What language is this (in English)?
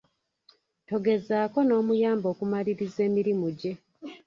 Ganda